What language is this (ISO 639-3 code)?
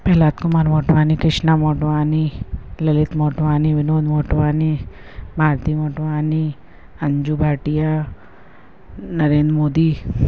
snd